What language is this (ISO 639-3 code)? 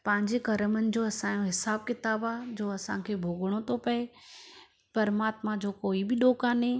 snd